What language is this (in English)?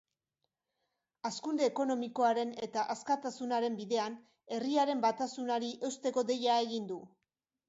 Basque